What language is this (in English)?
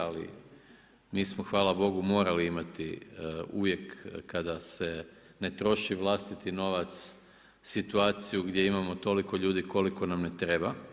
Croatian